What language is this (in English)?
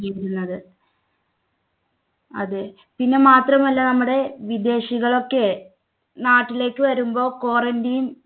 Malayalam